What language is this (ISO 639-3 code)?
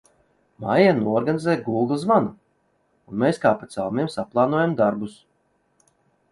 lav